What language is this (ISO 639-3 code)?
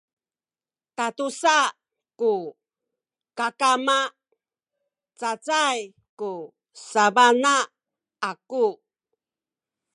szy